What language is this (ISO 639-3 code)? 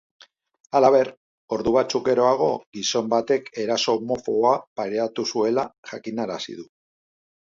eus